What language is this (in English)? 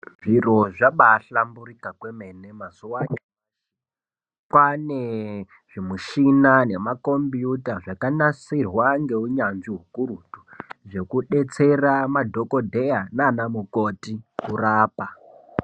Ndau